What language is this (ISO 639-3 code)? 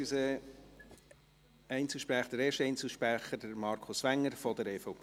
gsw